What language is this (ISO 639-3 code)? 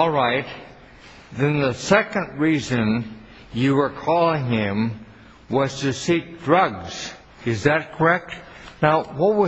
eng